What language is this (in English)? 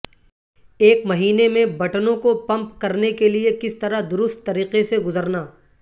Urdu